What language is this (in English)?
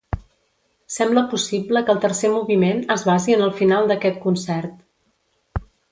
Catalan